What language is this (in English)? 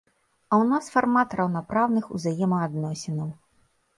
Belarusian